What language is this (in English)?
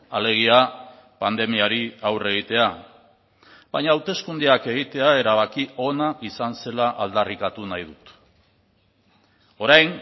Basque